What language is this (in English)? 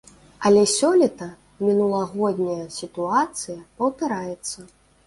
Belarusian